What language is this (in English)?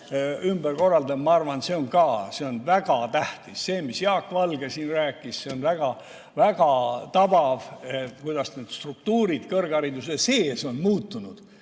Estonian